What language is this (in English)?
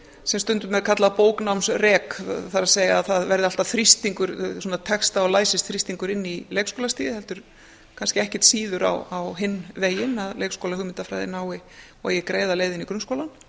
Icelandic